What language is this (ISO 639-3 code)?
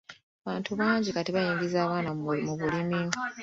lug